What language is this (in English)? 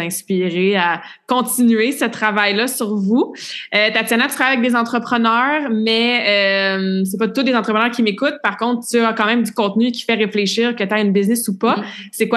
French